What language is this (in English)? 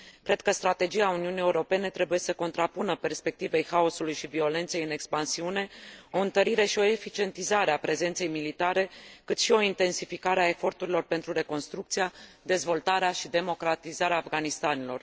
Romanian